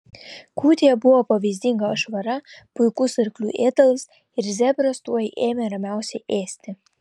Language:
Lithuanian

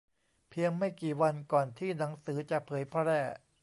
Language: Thai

